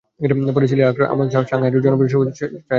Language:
Bangla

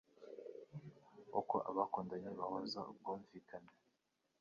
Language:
Kinyarwanda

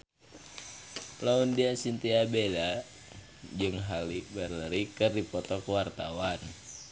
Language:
Sundanese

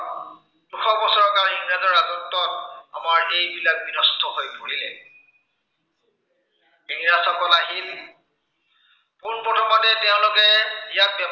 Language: Assamese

